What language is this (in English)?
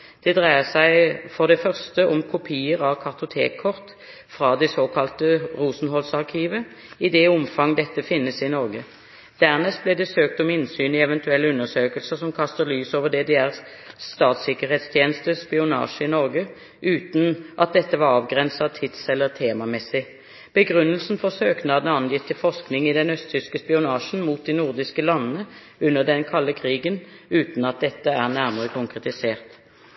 Norwegian Bokmål